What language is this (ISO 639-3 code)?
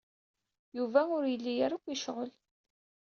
kab